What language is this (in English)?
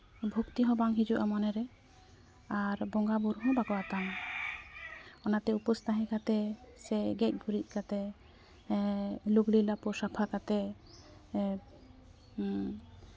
Santali